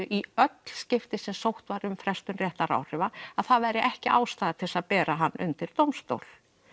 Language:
Icelandic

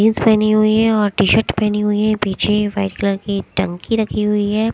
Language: Hindi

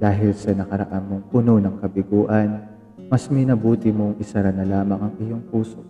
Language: Filipino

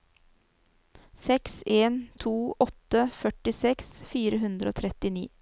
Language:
Norwegian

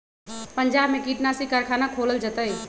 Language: Magahi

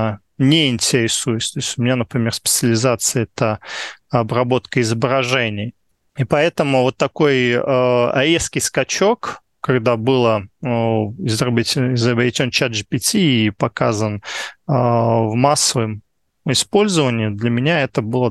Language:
Russian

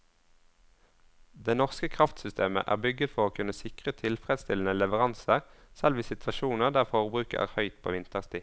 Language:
Norwegian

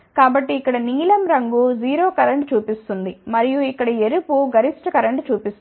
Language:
Telugu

